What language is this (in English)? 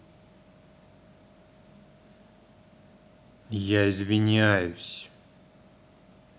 Russian